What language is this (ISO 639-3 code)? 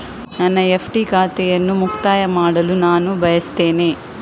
kan